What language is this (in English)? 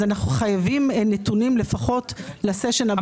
Hebrew